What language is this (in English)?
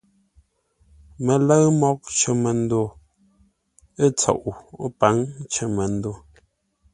Ngombale